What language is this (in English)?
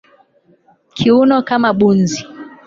Swahili